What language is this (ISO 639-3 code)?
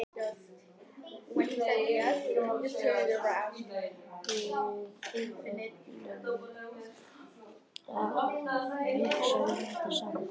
isl